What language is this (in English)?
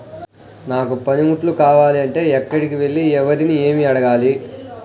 Telugu